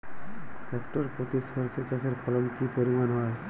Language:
Bangla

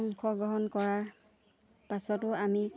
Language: Assamese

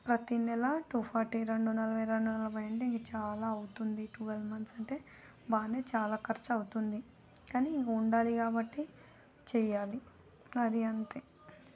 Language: Telugu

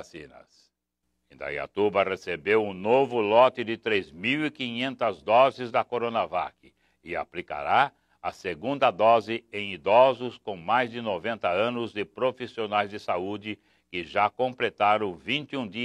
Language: Portuguese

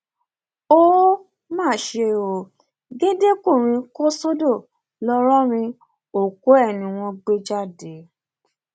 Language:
Yoruba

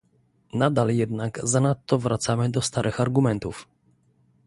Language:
Polish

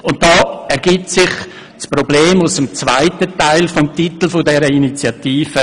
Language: Swiss German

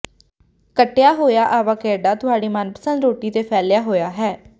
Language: Punjabi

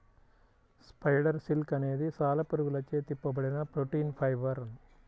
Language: Telugu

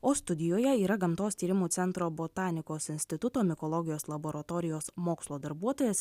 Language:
Lithuanian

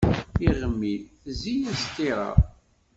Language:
Kabyle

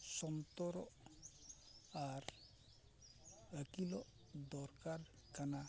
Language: Santali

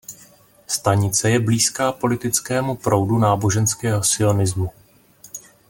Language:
Czech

